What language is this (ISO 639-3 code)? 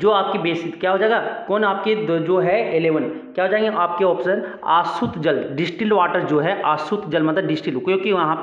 hin